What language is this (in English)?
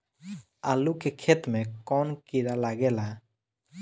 Bhojpuri